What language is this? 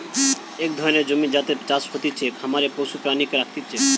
Bangla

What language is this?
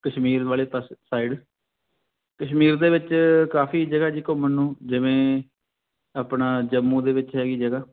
Punjabi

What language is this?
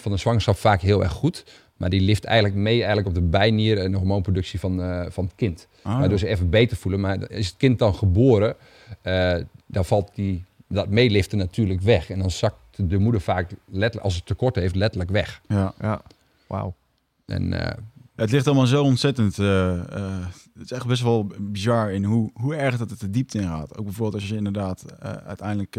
Dutch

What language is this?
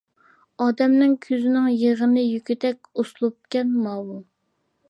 Uyghur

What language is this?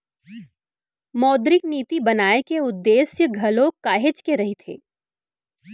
Chhattisgarhi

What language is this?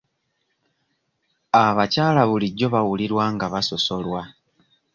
Ganda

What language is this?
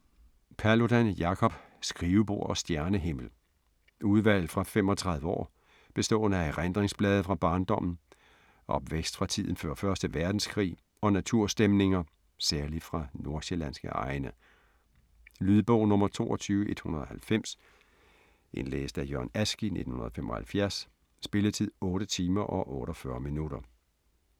Danish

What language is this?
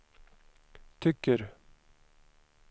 Swedish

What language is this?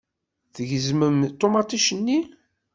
Kabyle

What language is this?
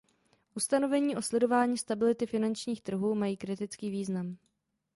Czech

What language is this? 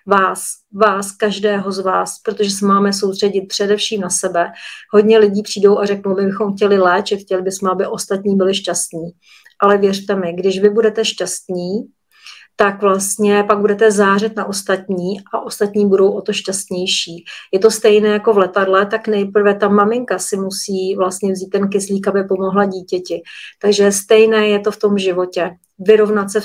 Czech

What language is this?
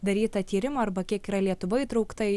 Lithuanian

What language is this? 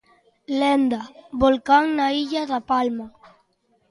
Galician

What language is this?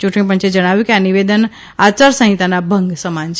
Gujarati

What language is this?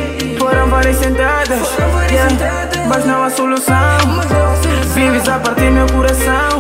Romanian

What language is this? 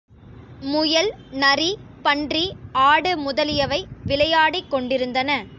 Tamil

